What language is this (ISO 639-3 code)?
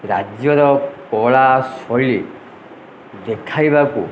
ori